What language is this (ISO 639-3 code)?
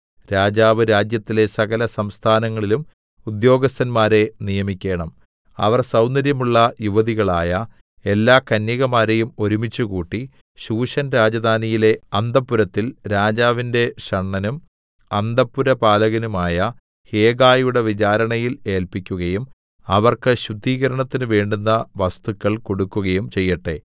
mal